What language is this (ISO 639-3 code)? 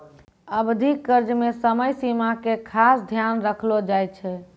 mai